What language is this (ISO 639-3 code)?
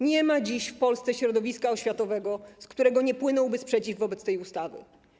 pol